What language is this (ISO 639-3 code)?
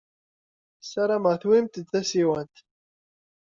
kab